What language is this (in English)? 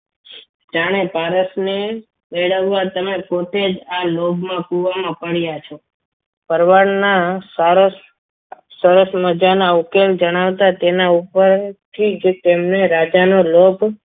Gujarati